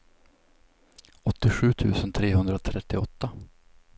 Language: Swedish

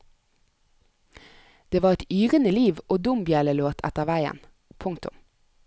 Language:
Norwegian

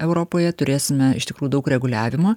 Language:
Lithuanian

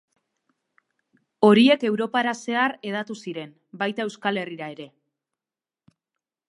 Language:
Basque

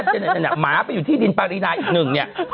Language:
Thai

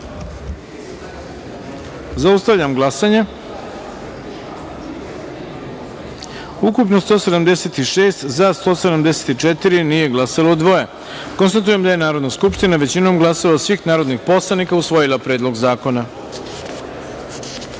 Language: Serbian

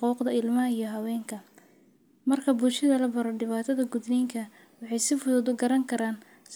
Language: Somali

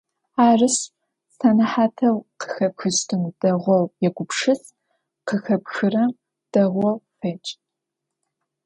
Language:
Adyghe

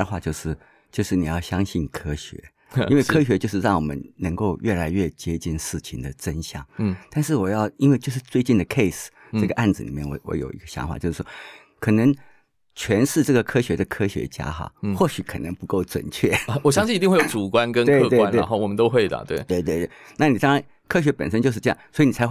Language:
Chinese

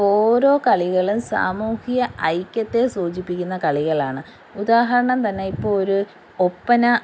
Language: Malayalam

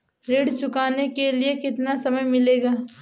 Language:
Hindi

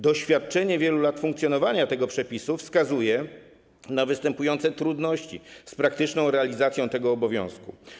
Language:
Polish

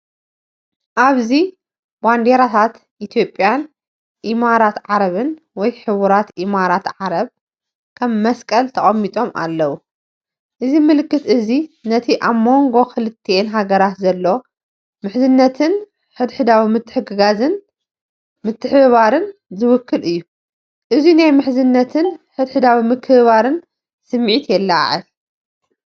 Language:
Tigrinya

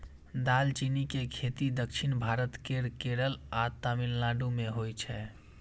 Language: Maithili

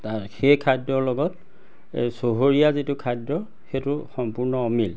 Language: Assamese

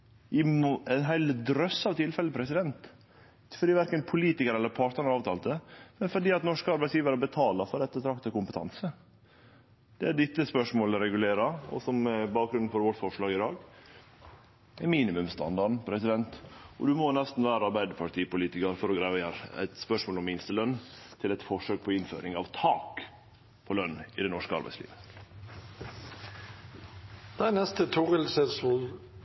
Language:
Norwegian Nynorsk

